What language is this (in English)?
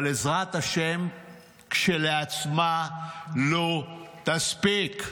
Hebrew